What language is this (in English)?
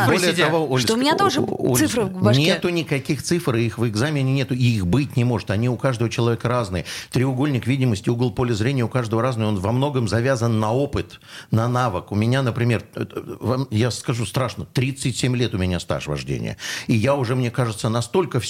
Russian